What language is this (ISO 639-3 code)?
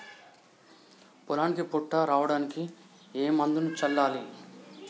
tel